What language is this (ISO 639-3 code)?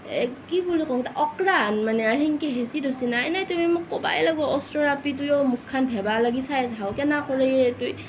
asm